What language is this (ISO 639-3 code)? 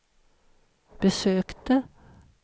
swe